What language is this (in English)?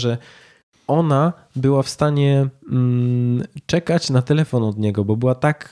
Polish